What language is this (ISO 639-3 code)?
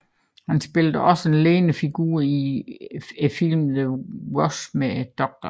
dan